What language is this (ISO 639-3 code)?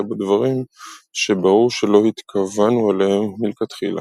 heb